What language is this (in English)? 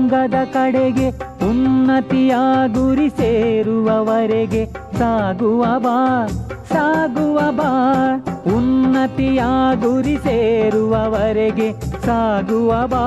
Kannada